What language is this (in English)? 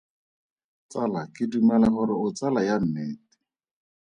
Tswana